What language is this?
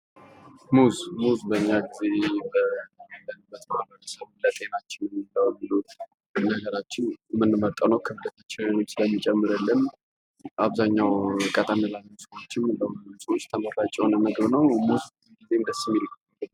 Amharic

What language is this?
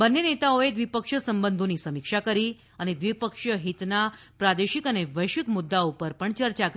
Gujarati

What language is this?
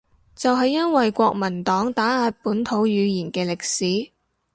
Cantonese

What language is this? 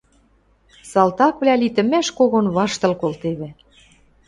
Western Mari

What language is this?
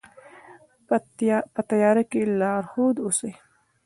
Pashto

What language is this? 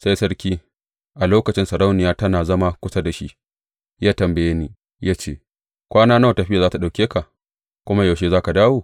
Hausa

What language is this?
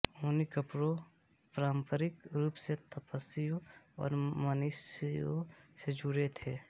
Hindi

